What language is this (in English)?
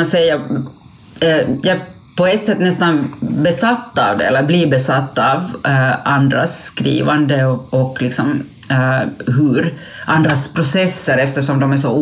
Swedish